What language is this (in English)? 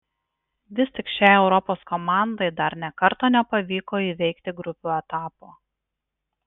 Lithuanian